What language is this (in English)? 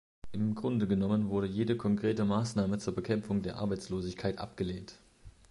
German